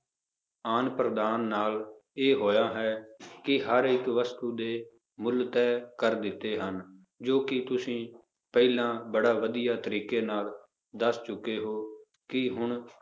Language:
Punjabi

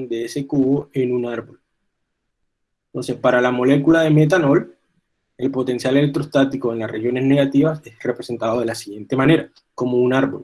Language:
Spanish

